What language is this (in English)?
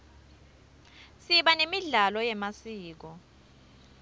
Swati